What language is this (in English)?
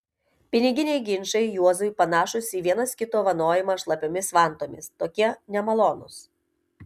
Lithuanian